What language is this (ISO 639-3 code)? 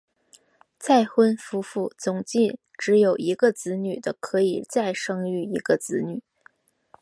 zho